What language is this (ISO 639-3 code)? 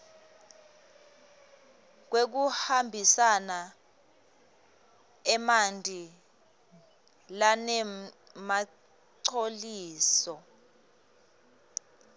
ssw